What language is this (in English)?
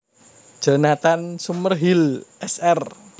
Javanese